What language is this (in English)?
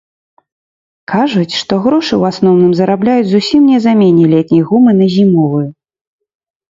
Belarusian